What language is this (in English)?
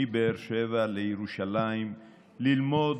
Hebrew